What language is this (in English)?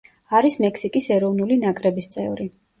Georgian